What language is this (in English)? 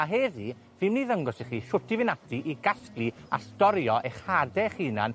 Welsh